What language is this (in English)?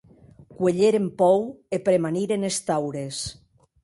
Occitan